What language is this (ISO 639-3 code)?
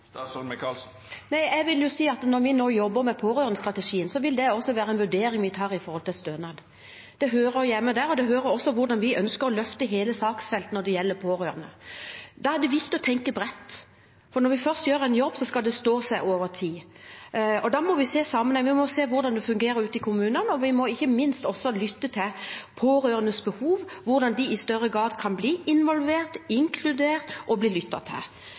nob